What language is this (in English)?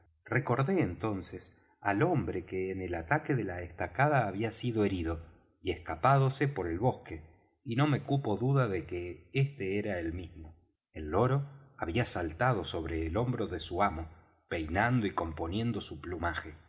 Spanish